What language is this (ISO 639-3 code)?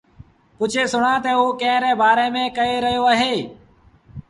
sbn